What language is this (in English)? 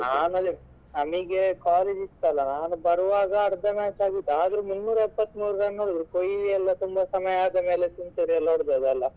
Kannada